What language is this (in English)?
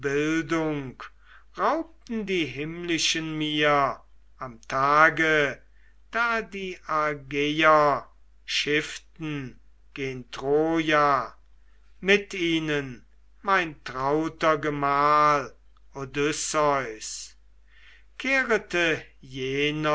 German